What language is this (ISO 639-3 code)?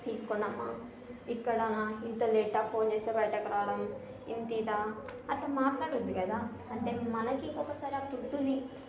tel